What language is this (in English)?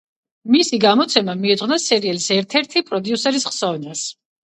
Georgian